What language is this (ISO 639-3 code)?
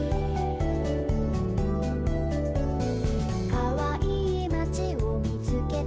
jpn